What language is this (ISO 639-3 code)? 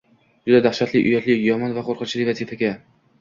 uzb